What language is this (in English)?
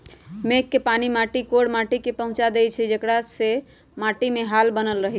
Magahi